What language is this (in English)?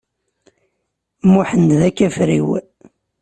Kabyle